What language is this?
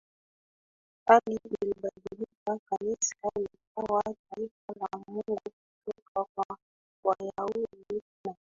Swahili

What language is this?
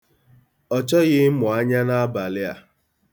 Igbo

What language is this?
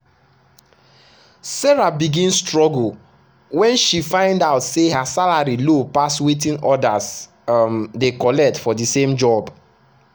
Nigerian Pidgin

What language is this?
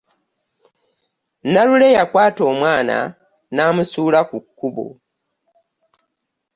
Ganda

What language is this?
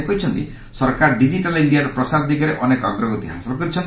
Odia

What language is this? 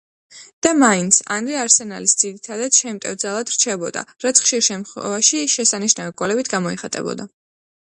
Georgian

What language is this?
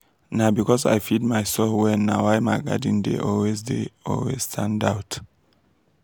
Nigerian Pidgin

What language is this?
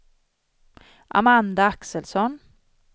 Swedish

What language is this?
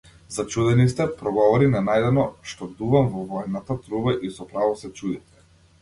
Macedonian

